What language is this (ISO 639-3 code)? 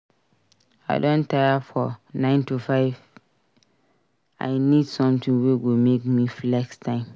pcm